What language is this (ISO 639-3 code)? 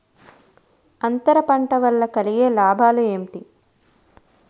tel